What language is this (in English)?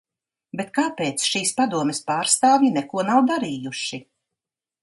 Latvian